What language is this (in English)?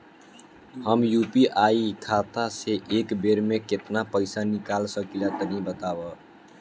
Bhojpuri